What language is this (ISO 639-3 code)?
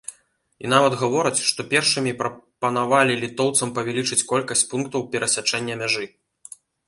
bel